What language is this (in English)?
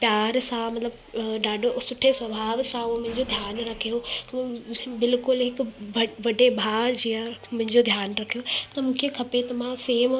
Sindhi